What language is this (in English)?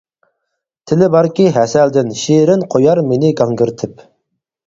Uyghur